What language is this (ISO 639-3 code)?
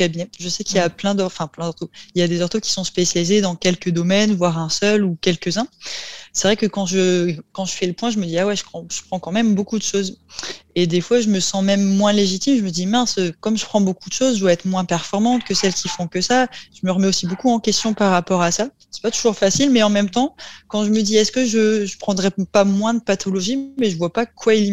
fra